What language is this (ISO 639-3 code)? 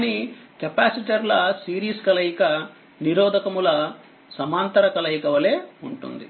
tel